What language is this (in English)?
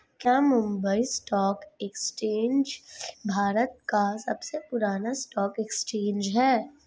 Hindi